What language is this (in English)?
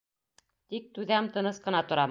Bashkir